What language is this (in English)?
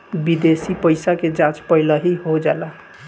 Bhojpuri